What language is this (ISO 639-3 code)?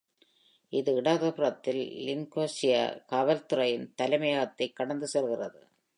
tam